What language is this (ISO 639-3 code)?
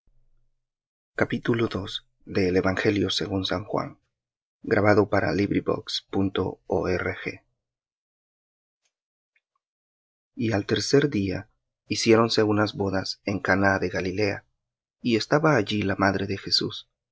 spa